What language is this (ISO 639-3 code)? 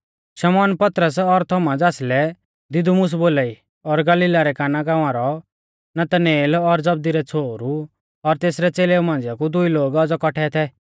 bfz